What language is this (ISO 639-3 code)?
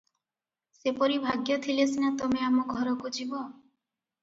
ori